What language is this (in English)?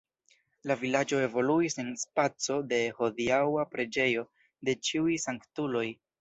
Esperanto